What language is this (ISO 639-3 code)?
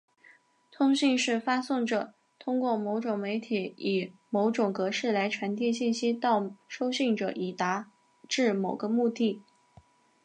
zho